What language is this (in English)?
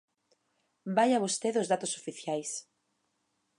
Galician